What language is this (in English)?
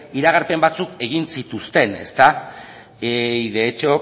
Basque